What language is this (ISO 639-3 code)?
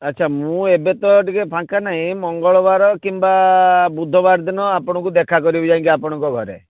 ori